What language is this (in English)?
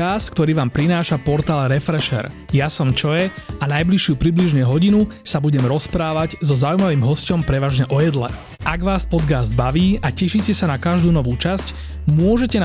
Slovak